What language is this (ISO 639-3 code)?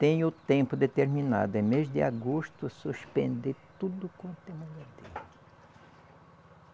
por